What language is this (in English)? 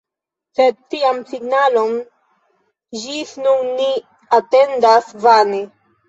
Esperanto